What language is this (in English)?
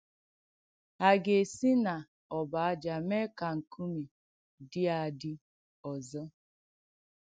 Igbo